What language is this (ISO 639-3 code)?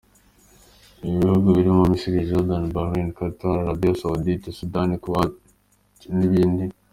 kin